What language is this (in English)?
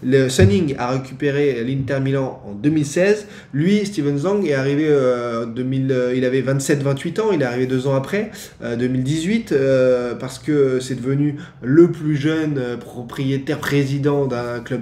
French